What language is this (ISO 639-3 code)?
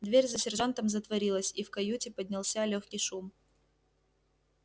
rus